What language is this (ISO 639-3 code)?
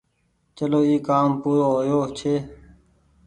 gig